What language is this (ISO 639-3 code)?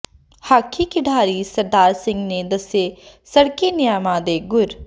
pan